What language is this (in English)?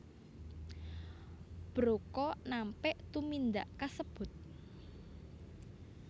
Javanese